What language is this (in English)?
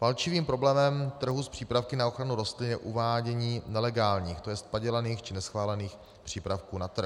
Czech